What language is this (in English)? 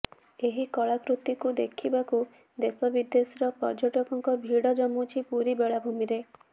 Odia